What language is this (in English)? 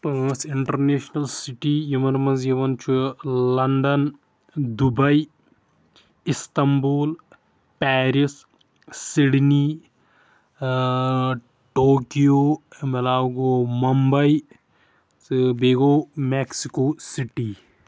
Kashmiri